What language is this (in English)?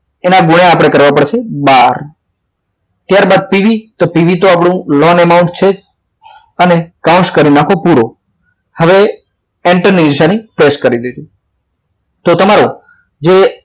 Gujarati